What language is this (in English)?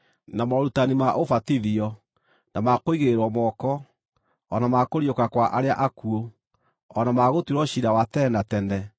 Kikuyu